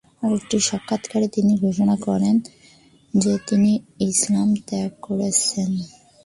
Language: Bangla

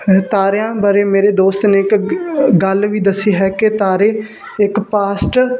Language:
Punjabi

